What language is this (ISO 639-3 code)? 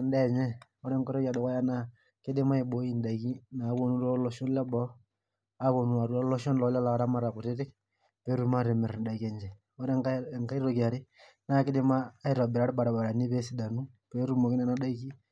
mas